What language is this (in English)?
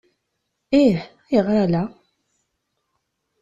Kabyle